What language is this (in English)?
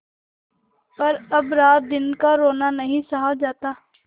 Hindi